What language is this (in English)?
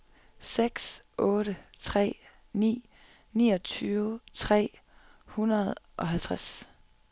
Danish